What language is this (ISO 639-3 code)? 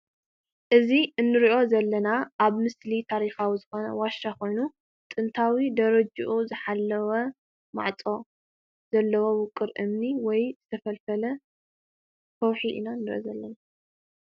tir